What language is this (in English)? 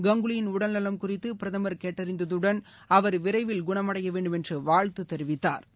Tamil